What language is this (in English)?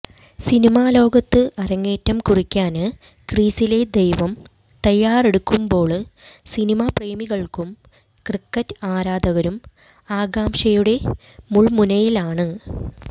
Malayalam